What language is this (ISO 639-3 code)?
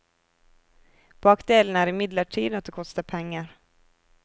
nor